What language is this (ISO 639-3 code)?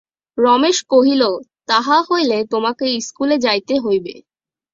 ben